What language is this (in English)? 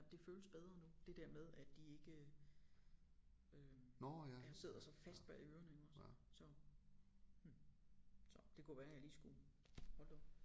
Danish